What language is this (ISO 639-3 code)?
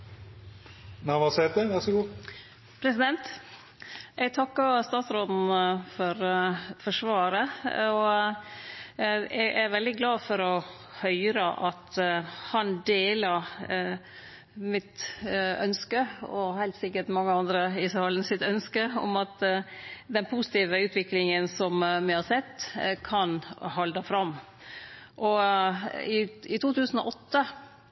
nno